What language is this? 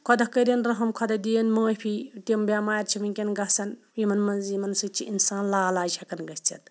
Kashmiri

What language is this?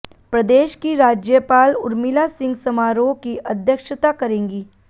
Hindi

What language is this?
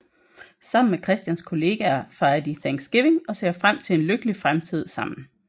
Danish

